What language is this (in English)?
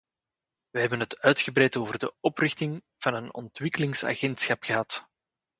Dutch